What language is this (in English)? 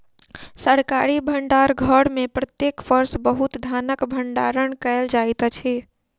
Maithili